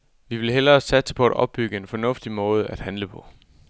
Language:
Danish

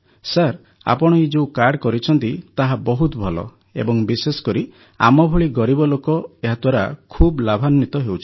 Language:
Odia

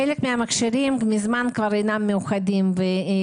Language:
Hebrew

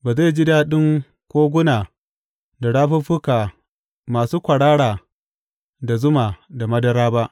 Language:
Hausa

